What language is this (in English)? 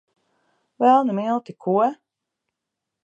Latvian